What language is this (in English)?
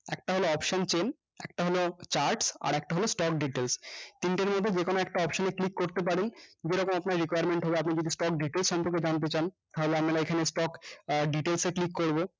Bangla